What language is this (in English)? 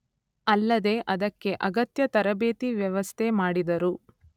Kannada